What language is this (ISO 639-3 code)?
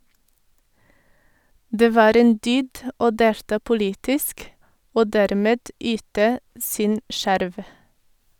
nor